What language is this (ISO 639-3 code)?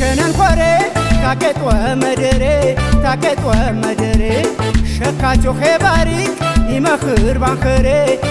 ron